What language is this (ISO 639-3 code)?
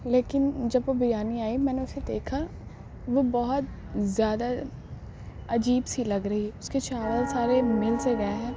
urd